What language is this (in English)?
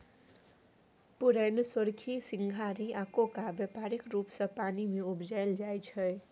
Maithili